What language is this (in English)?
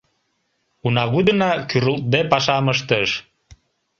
Mari